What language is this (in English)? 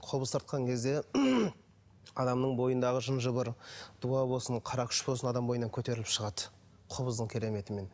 Kazakh